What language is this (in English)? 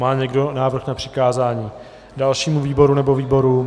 Czech